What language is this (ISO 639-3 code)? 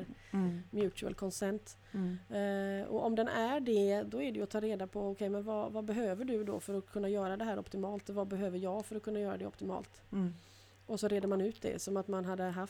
swe